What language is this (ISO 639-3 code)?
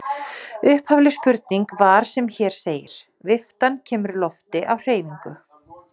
isl